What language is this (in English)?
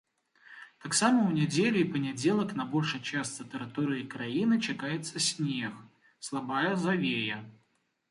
Belarusian